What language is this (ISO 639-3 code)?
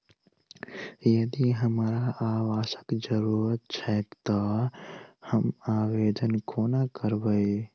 mai